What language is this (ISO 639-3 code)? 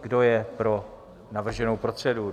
ces